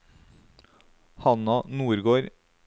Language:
Norwegian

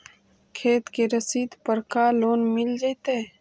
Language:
Magahi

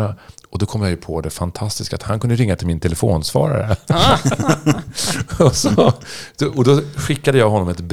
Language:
Swedish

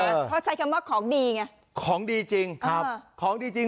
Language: Thai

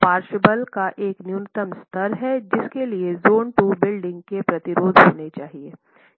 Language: Hindi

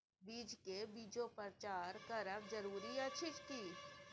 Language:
Maithili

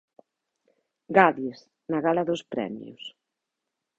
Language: Galician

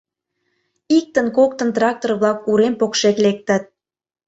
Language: Mari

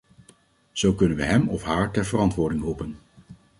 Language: Dutch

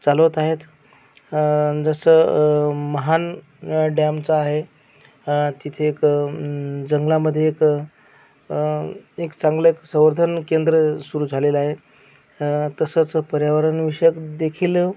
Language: Marathi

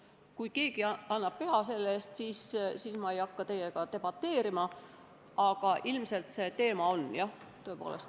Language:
Estonian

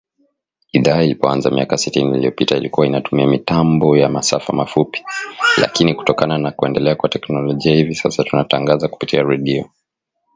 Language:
Swahili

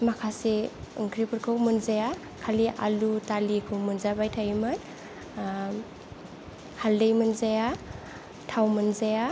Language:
Bodo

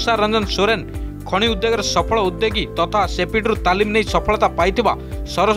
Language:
Hindi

